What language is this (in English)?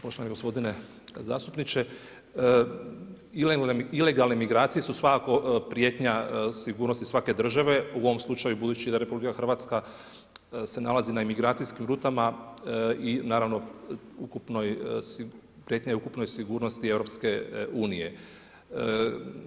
Croatian